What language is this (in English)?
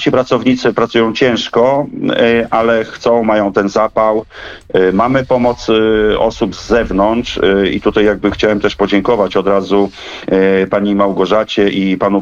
Polish